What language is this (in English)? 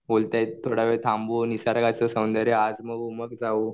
Marathi